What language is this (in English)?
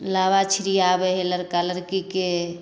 Maithili